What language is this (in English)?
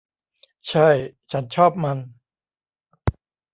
Thai